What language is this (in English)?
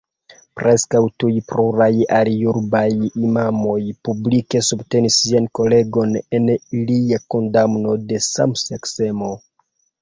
Esperanto